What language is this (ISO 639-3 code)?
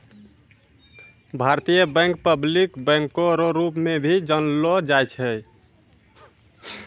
mai